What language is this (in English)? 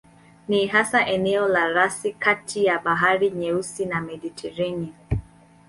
Swahili